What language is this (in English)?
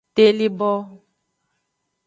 Aja (Benin)